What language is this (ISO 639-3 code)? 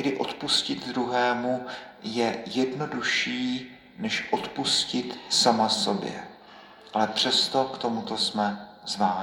ces